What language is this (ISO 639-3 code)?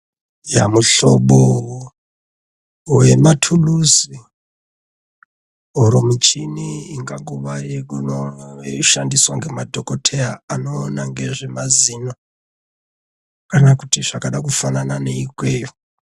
ndc